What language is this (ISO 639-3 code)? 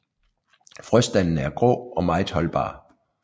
dan